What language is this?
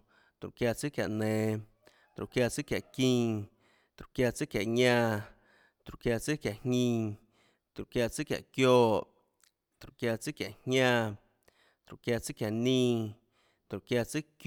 Tlacoatzintepec Chinantec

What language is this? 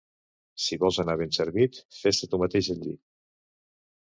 Catalan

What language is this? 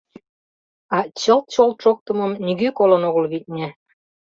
Mari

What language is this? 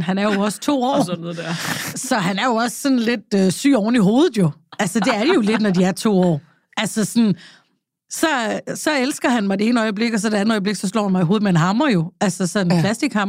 Danish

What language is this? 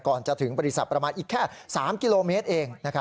Thai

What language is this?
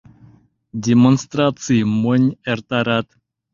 Mari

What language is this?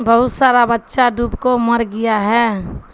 Urdu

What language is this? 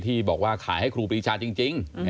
Thai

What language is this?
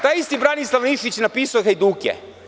Serbian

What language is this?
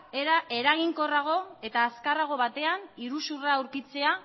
Basque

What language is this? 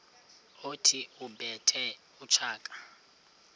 Xhosa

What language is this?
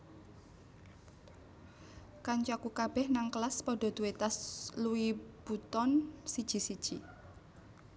Javanese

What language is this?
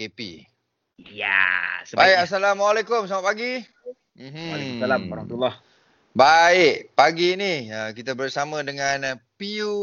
Malay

